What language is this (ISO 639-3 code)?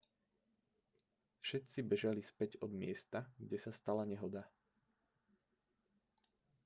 slk